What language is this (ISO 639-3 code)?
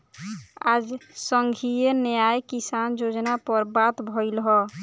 bho